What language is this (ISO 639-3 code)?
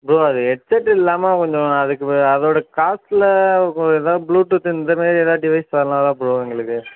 tam